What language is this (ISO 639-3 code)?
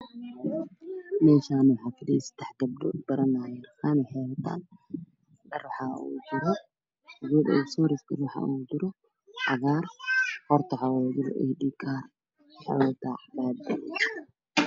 som